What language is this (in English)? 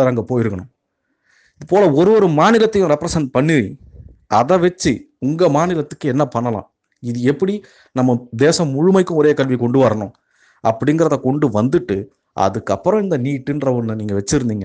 Tamil